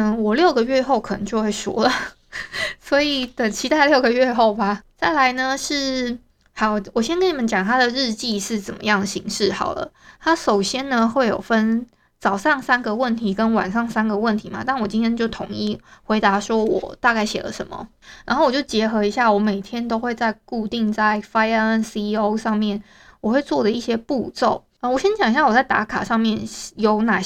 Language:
Chinese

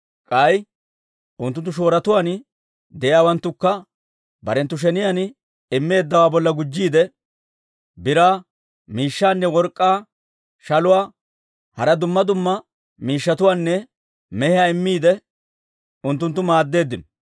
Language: Dawro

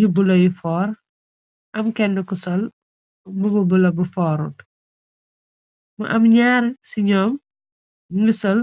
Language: Wolof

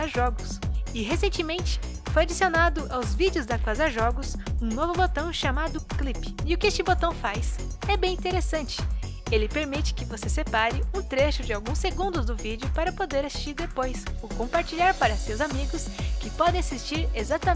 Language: Portuguese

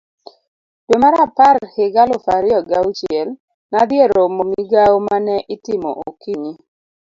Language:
Luo (Kenya and Tanzania)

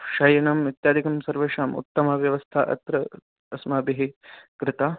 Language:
Sanskrit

